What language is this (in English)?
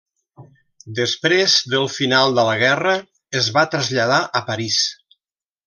Catalan